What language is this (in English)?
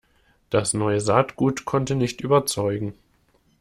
German